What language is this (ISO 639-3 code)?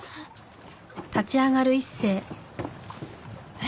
jpn